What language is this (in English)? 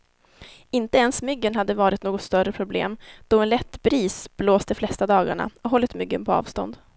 Swedish